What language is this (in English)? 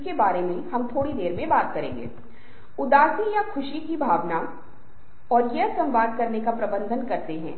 Hindi